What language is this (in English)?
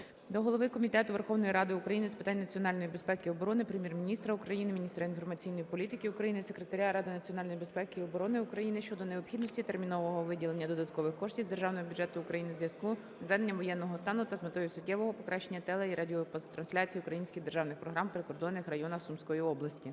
Ukrainian